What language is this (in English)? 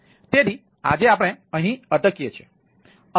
Gujarati